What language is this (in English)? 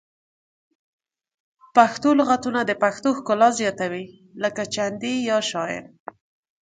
Pashto